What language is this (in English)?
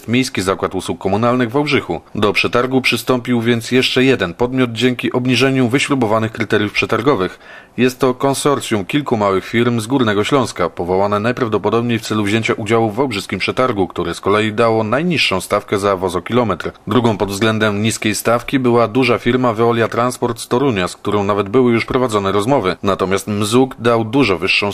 Polish